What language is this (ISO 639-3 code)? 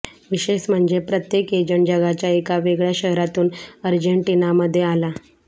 mar